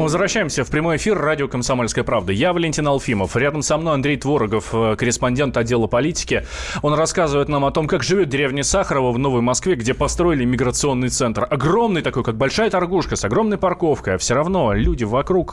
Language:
Russian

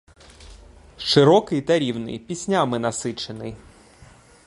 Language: Ukrainian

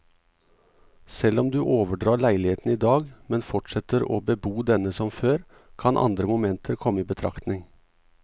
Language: Norwegian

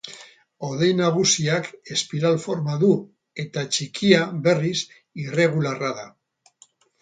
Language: Basque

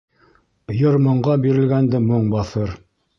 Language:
Bashkir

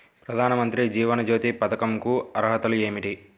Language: Telugu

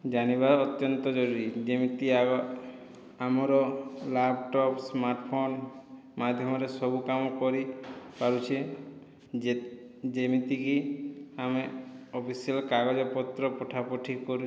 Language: Odia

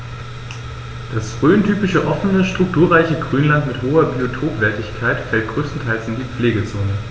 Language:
German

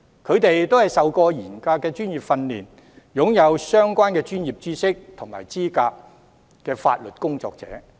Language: Cantonese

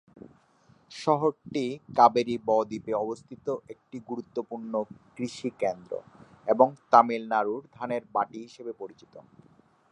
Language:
Bangla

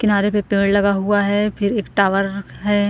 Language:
Hindi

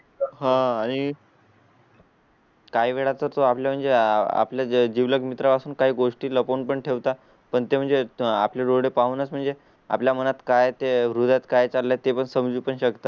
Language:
Marathi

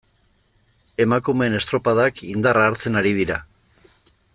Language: Basque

